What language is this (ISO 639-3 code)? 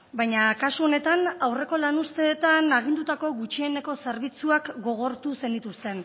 eus